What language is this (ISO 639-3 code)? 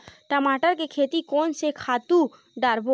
hne